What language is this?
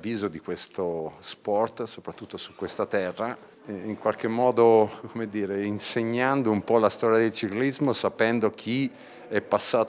Italian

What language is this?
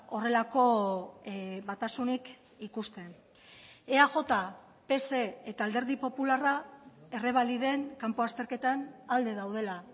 Basque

